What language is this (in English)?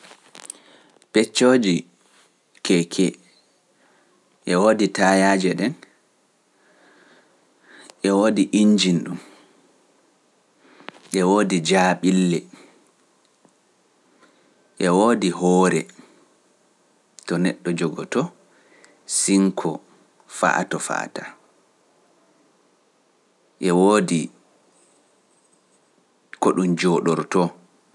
Pular